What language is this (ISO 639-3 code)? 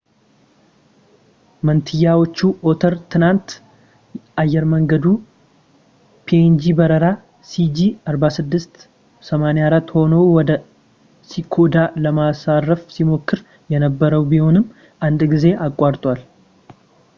amh